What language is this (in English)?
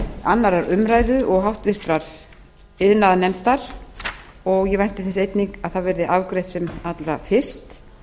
Icelandic